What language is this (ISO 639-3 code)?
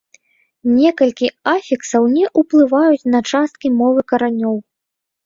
bel